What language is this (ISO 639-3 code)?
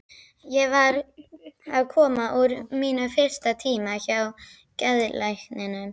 isl